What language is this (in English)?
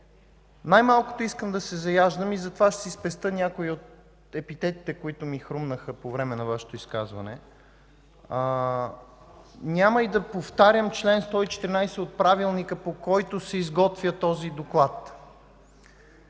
Bulgarian